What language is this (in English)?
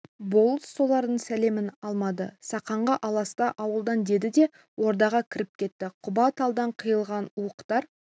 Kazakh